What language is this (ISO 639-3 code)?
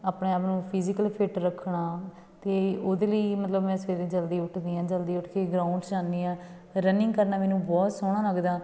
pan